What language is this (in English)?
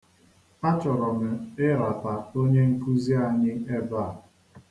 Igbo